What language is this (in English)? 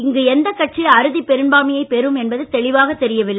Tamil